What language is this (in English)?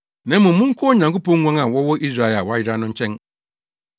Akan